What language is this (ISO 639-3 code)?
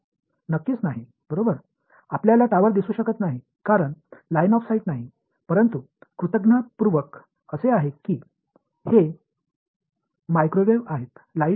mar